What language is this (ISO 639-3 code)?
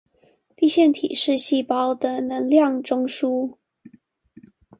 zho